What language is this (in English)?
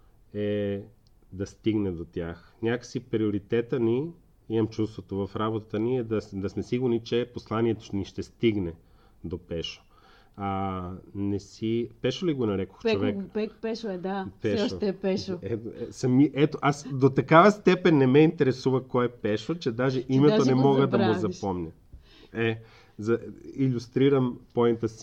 Bulgarian